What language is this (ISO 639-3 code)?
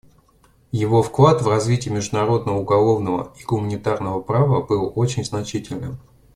rus